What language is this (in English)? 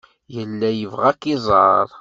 Kabyle